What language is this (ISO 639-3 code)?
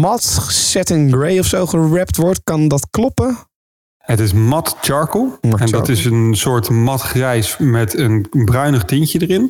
nld